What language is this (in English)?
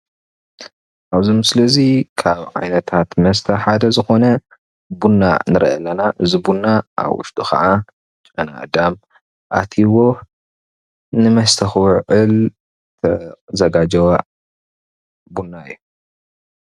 Tigrinya